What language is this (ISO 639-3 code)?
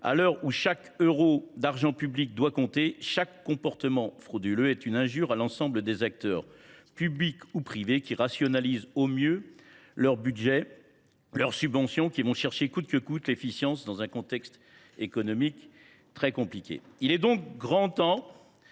fra